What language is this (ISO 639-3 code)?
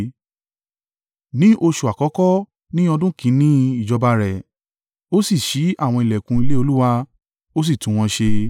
yor